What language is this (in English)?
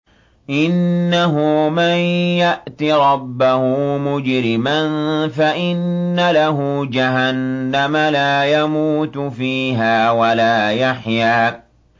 Arabic